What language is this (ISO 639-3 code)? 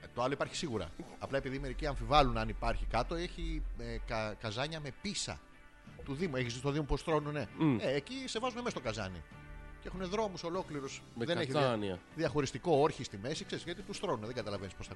ell